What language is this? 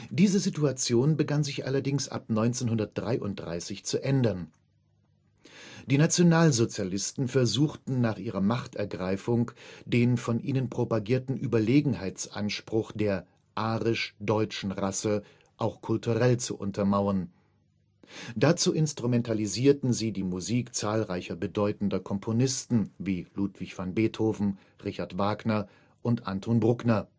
German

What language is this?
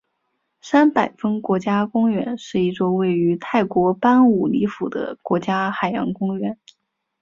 Chinese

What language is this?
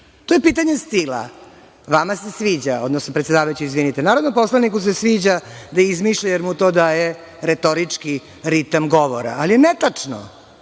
Serbian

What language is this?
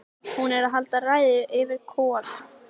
Icelandic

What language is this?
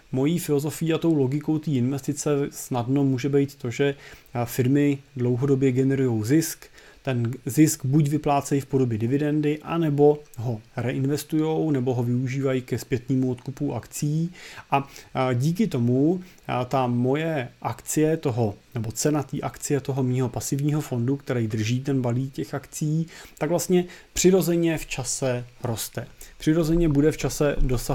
Czech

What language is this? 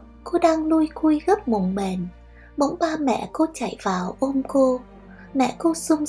Vietnamese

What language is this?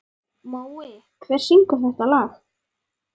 Icelandic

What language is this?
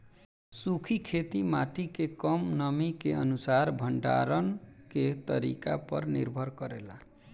Bhojpuri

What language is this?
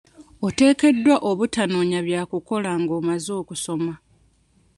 Ganda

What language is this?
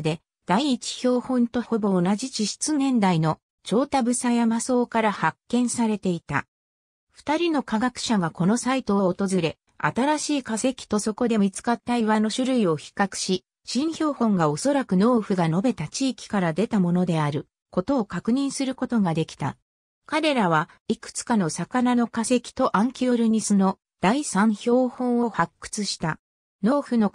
Japanese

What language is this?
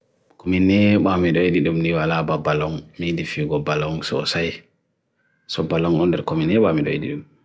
Bagirmi Fulfulde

